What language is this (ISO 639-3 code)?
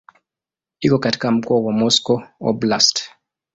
swa